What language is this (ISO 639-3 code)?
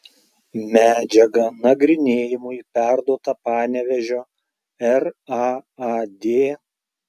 lit